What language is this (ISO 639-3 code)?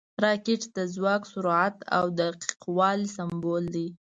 pus